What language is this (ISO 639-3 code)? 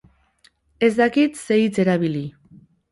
eus